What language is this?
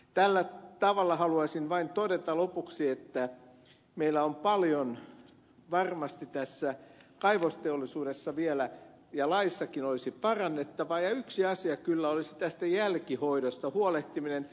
Finnish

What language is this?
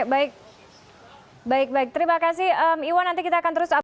Indonesian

